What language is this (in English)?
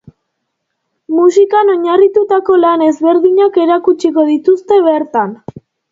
Basque